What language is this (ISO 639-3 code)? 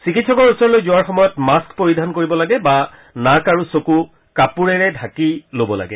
asm